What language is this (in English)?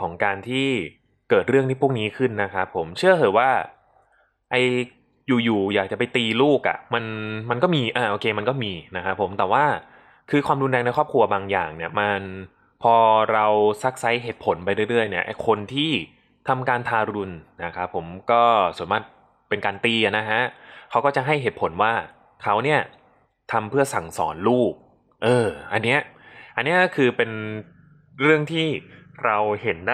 Thai